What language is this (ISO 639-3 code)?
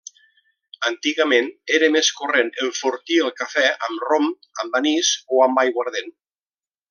cat